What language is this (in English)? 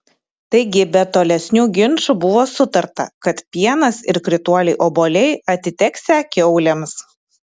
Lithuanian